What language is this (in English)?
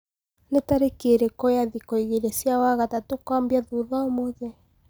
Kikuyu